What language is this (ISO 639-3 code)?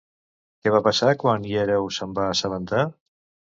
cat